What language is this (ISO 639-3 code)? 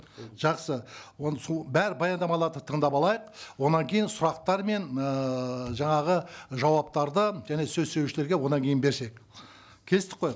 kaz